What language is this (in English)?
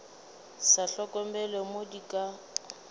Northern Sotho